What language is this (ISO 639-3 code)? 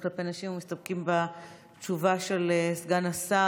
heb